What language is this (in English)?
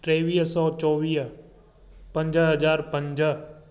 Sindhi